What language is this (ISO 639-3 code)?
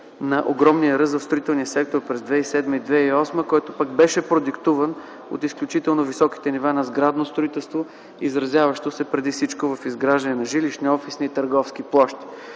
bul